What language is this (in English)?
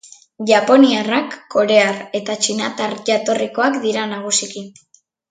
Basque